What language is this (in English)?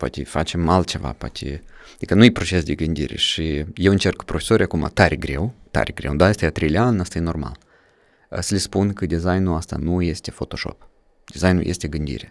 Romanian